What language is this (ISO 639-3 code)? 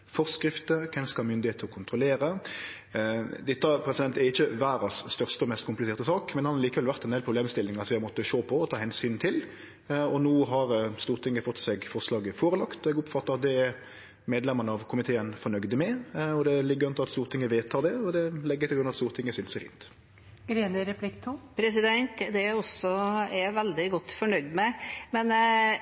nor